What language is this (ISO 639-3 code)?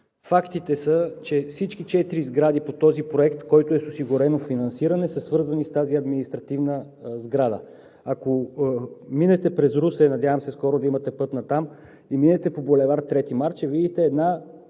bul